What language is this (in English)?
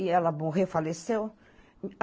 Portuguese